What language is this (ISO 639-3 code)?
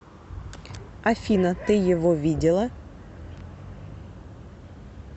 rus